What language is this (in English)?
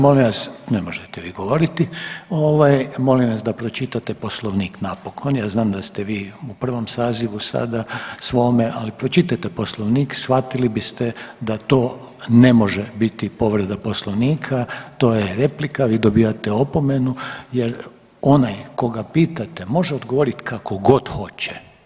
Croatian